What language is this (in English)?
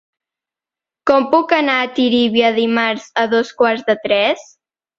Catalan